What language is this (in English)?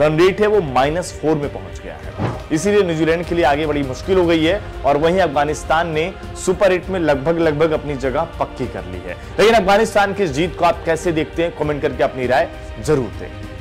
Hindi